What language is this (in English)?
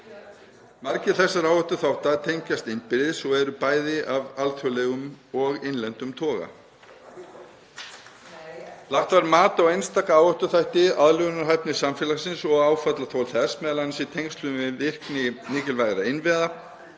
Icelandic